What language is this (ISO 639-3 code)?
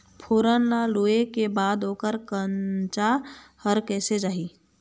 hne